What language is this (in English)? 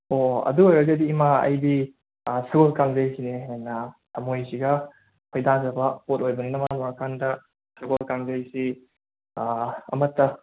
Manipuri